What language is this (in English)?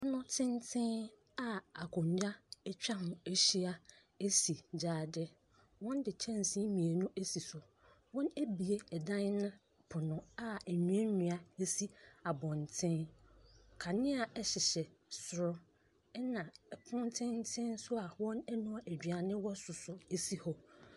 Akan